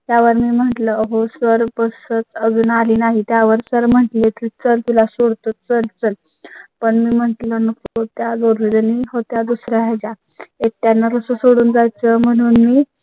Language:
Marathi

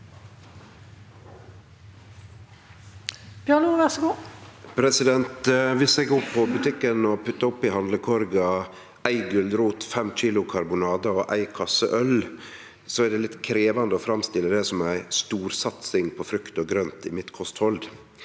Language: Norwegian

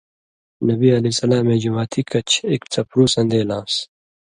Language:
Indus Kohistani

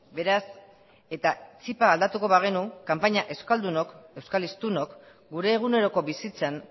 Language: Basque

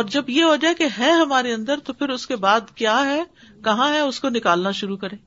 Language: Urdu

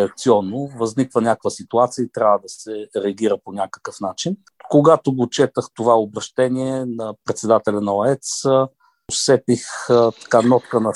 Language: Bulgarian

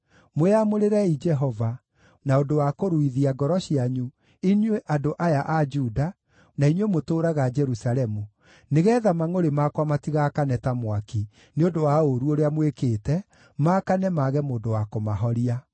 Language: Kikuyu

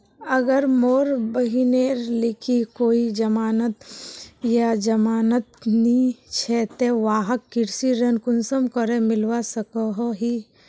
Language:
Magahi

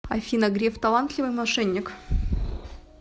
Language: Russian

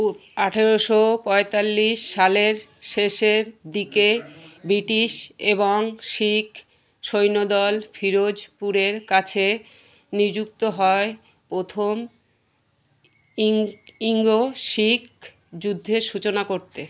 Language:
Bangla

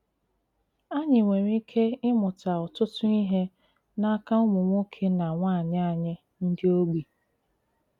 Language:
Igbo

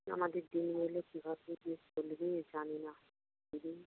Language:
Bangla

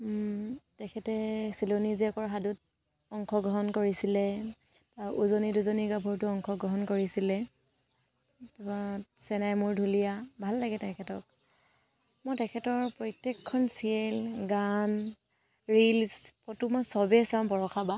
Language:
Assamese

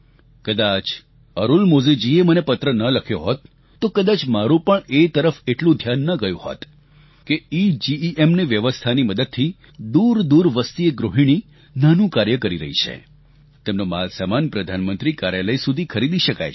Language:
Gujarati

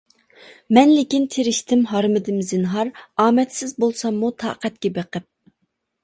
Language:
Uyghur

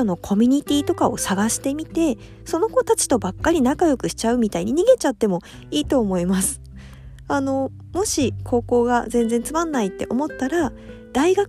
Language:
Japanese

